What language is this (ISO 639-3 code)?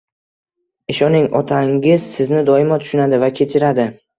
uzb